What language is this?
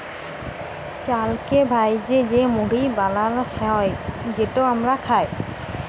Bangla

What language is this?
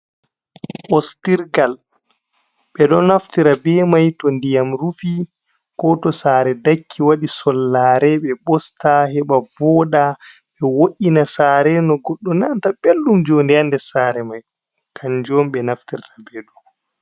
Fula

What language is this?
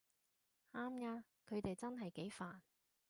Cantonese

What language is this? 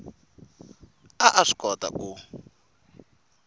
Tsonga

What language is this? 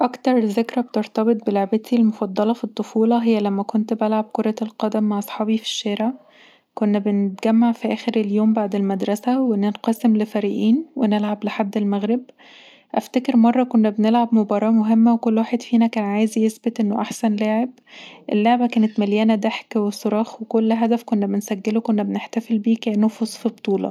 Egyptian Arabic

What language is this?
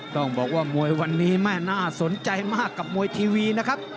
Thai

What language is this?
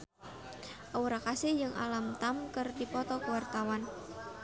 Sundanese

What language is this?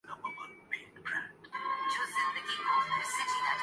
Urdu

